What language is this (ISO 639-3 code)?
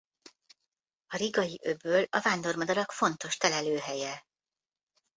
hun